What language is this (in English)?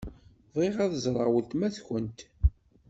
Kabyle